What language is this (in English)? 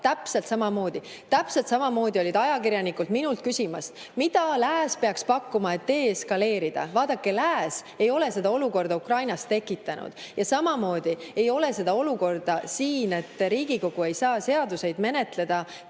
Estonian